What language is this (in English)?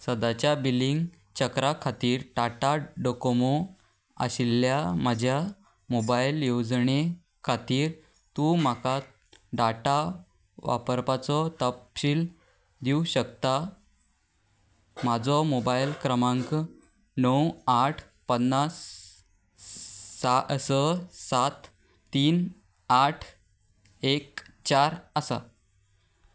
Konkani